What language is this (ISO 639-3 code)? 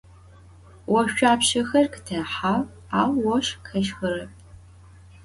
ady